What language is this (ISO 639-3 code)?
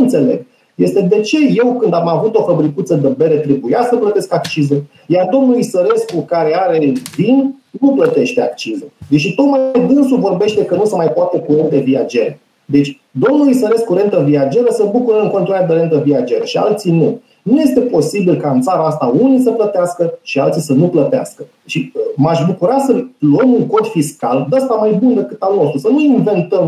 ron